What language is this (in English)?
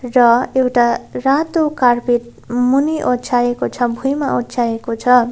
Nepali